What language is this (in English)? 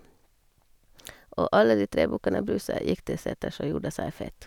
Norwegian